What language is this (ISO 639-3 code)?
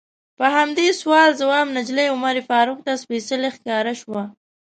pus